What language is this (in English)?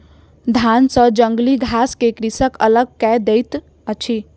Maithili